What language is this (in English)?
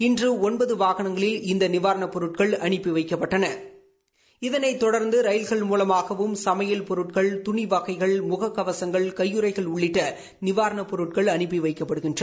Tamil